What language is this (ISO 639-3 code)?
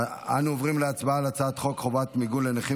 heb